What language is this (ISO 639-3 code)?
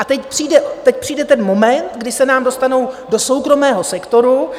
ces